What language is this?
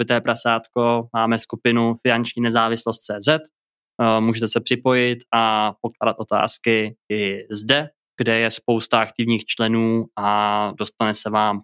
Czech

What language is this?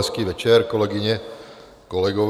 Czech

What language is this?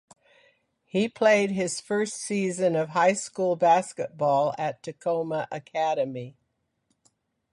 English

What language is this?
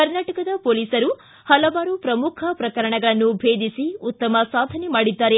Kannada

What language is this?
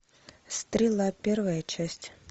Russian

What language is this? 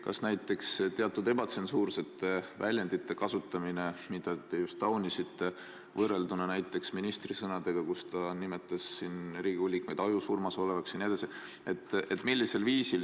Estonian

